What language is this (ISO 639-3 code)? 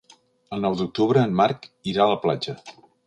cat